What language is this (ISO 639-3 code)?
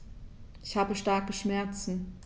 deu